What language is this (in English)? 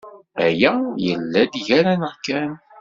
Kabyle